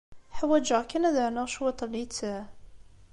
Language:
Kabyle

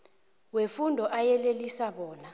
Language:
South Ndebele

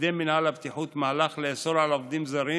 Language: Hebrew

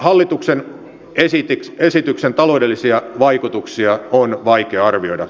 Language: Finnish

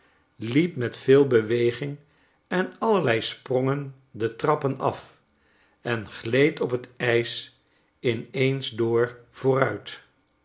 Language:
Dutch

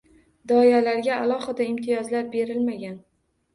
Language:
Uzbek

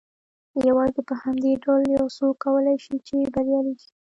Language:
Pashto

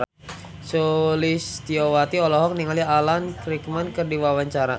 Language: Sundanese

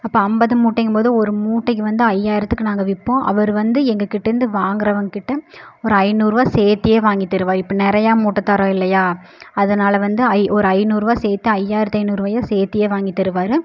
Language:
Tamil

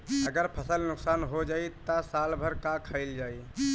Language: Bhojpuri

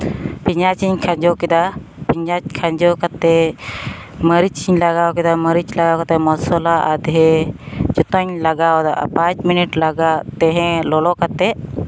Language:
Santali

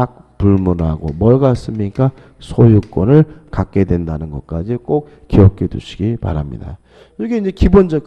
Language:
Korean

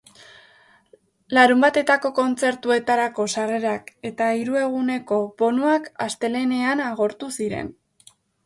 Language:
Basque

